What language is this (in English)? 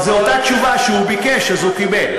Hebrew